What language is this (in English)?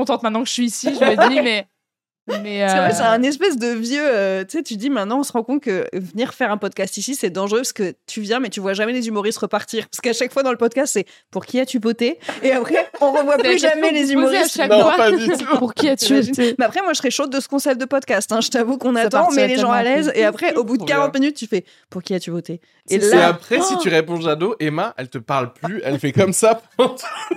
French